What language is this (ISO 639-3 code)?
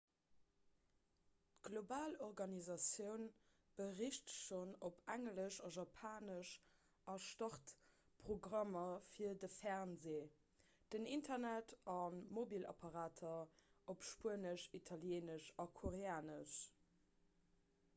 ltz